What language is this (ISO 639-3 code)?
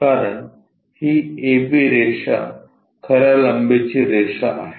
mar